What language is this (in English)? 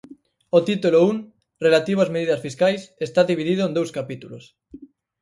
Galician